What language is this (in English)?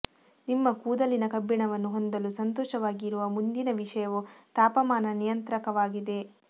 Kannada